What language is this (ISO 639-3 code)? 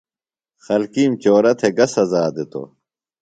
phl